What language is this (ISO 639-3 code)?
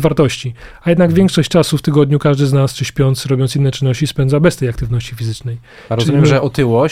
pol